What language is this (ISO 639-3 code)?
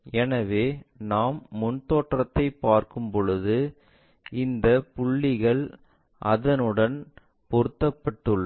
tam